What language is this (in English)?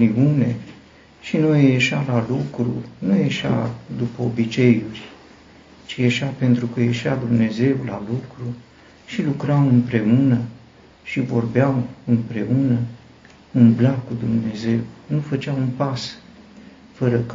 Romanian